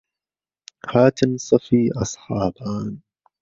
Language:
Central Kurdish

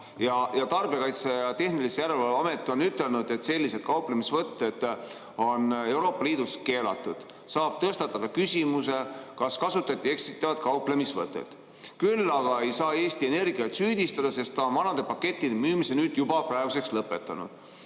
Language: Estonian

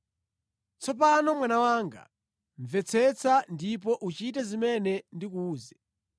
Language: Nyanja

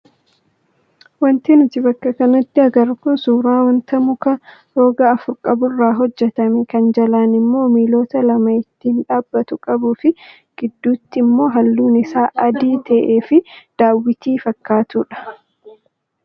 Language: Oromo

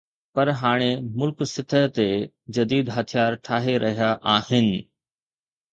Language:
Sindhi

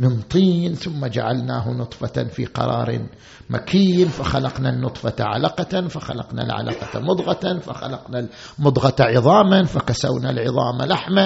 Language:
Arabic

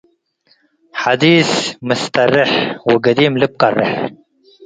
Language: Tigre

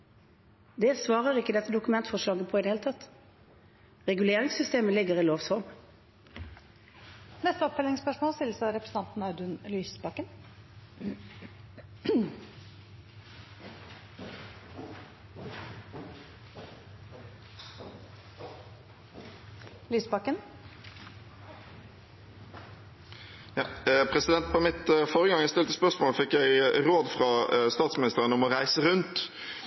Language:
Norwegian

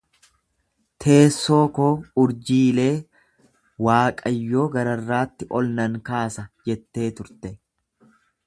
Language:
Oromo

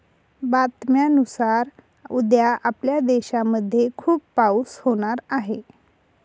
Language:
Marathi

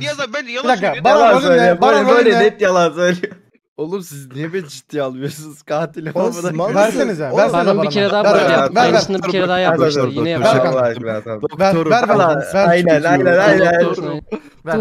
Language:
Turkish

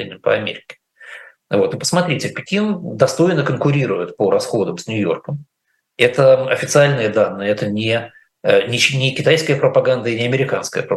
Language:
Russian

